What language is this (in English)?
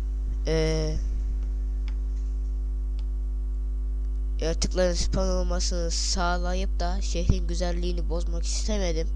Turkish